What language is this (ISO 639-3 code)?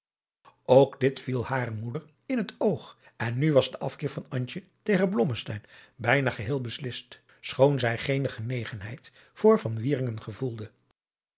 nld